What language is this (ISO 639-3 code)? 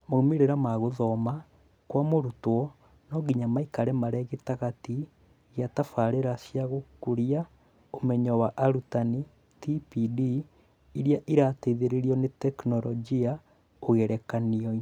kik